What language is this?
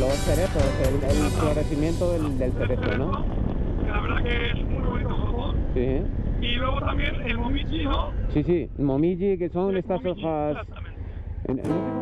Spanish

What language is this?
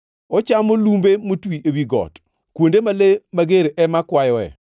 Luo (Kenya and Tanzania)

